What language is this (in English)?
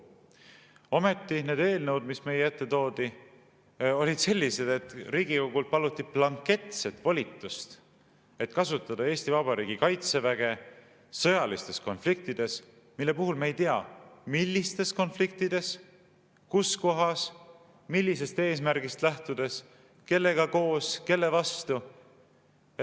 Estonian